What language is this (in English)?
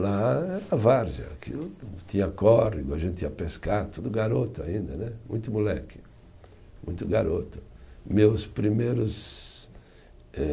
Portuguese